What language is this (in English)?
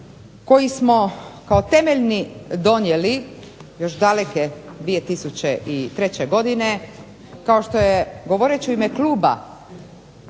Croatian